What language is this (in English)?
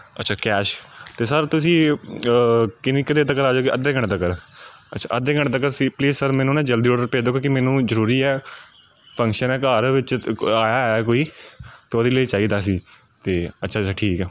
Punjabi